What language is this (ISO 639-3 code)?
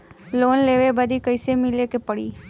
bho